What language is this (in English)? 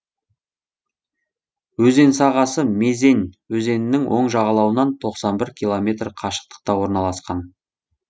Kazakh